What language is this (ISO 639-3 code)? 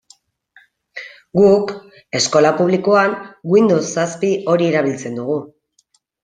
eus